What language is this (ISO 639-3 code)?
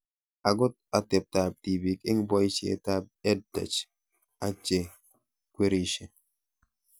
kln